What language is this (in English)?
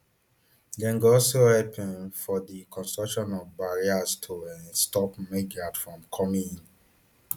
Nigerian Pidgin